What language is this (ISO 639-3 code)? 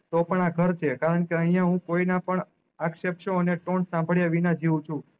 guj